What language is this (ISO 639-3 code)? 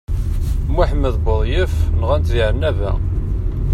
kab